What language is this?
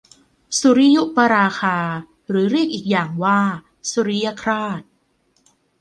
Thai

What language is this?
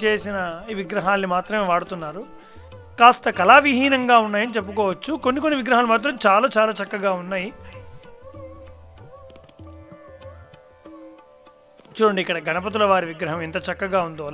Thai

